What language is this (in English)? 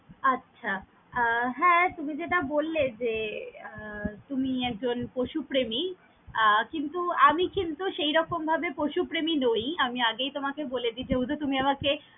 Bangla